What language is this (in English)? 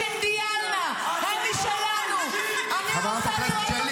Hebrew